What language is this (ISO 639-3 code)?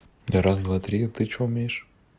rus